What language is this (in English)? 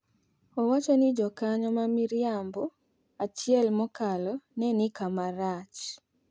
Luo (Kenya and Tanzania)